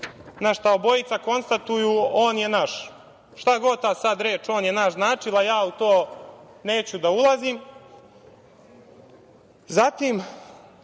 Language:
Serbian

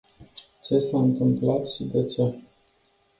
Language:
Romanian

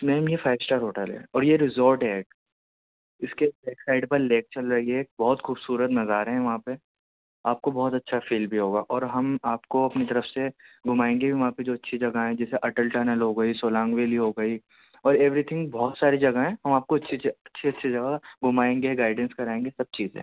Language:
Urdu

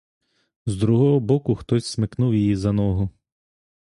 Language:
Ukrainian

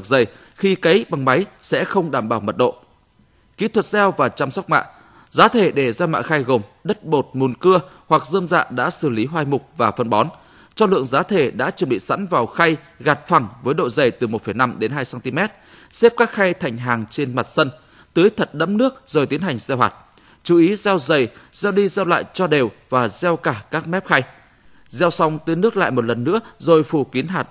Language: Vietnamese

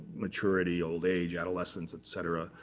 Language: English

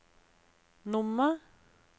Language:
Norwegian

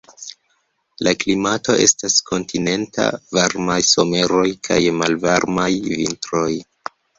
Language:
Esperanto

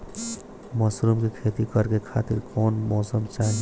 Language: Bhojpuri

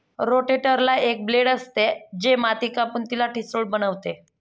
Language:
Marathi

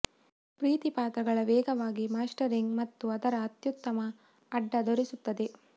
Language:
Kannada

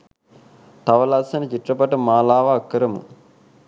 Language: Sinhala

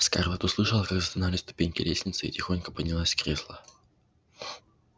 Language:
Russian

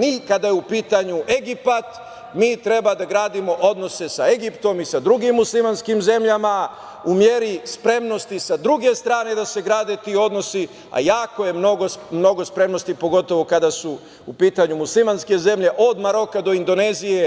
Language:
Serbian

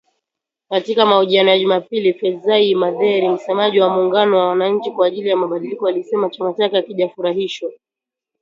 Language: Swahili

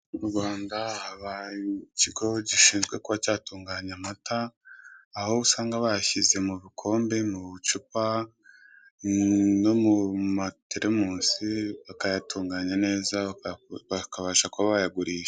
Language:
Kinyarwanda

